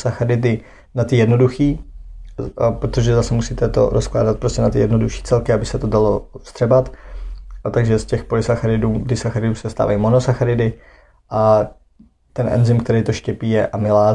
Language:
Czech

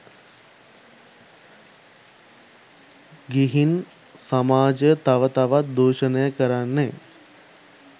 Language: Sinhala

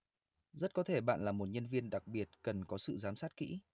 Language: Vietnamese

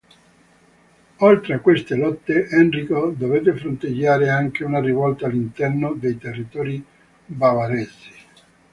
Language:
Italian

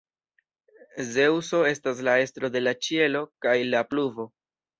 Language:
Esperanto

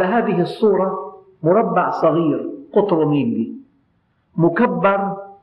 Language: Arabic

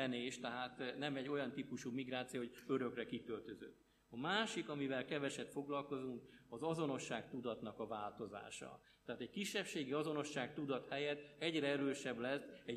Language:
Hungarian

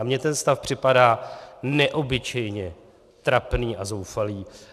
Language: Czech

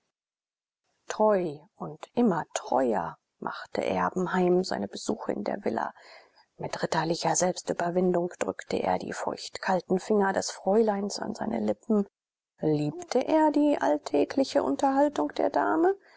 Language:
German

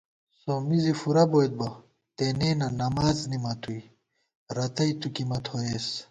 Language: Gawar-Bati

